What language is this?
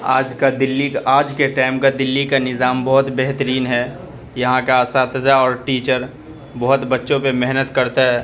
Urdu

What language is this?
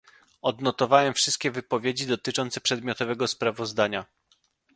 Polish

